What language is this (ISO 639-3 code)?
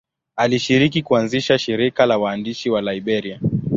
swa